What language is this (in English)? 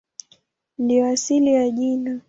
Swahili